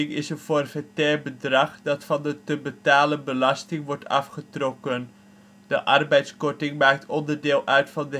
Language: Dutch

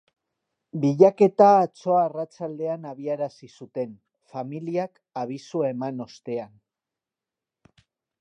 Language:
Basque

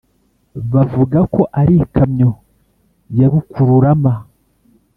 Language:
Kinyarwanda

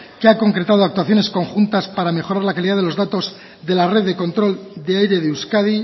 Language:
Spanish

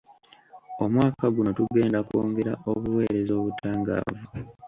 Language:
Ganda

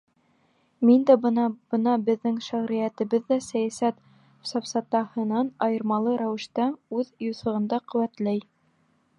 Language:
Bashkir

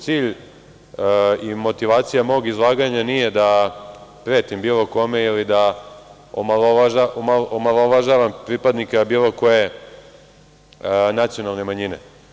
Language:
Serbian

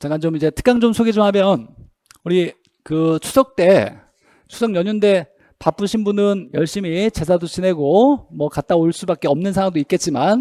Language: Korean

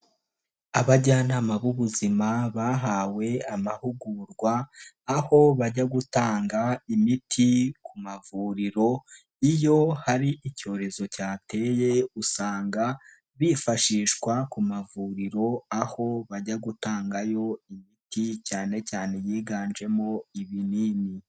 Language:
Kinyarwanda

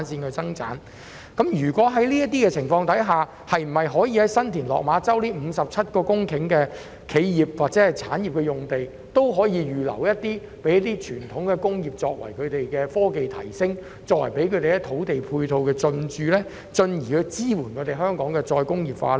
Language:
Cantonese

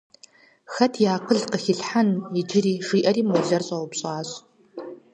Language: Kabardian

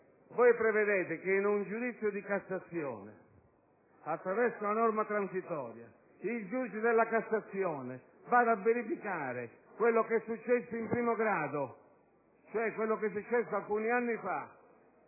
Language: Italian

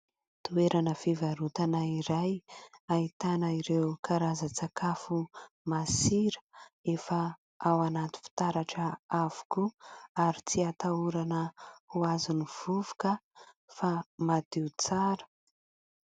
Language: Malagasy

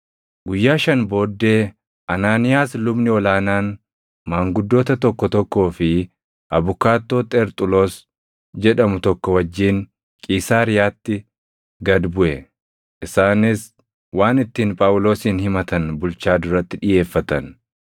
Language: Oromo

